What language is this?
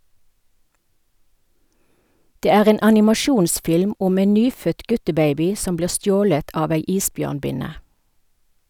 Norwegian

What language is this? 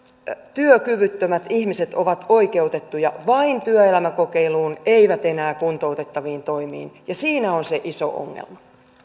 Finnish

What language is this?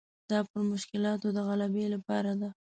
Pashto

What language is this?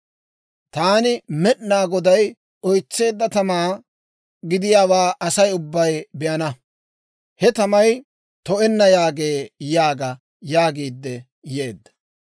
Dawro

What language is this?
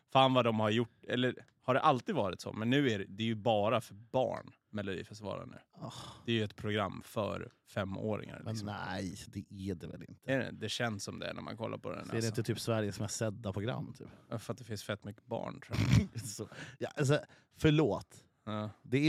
Swedish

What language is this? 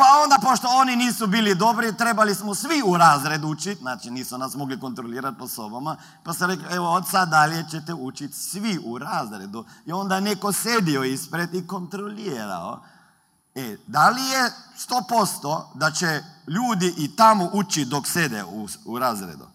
Croatian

